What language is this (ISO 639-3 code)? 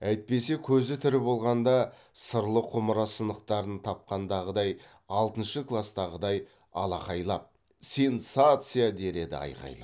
kaz